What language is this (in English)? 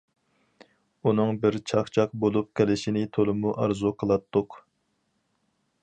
Uyghur